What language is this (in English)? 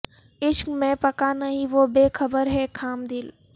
Urdu